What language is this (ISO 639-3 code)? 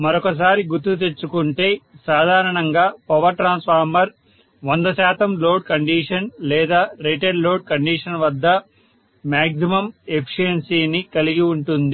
tel